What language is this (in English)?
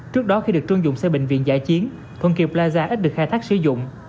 Vietnamese